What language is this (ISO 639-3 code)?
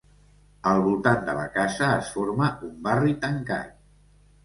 cat